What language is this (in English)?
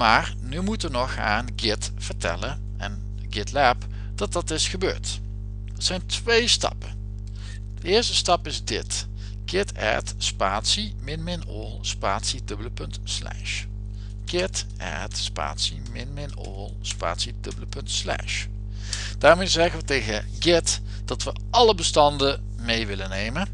Dutch